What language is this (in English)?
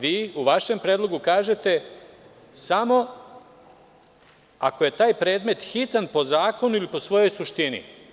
Serbian